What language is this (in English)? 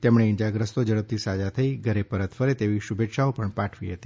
Gujarati